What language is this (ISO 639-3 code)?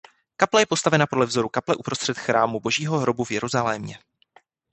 ces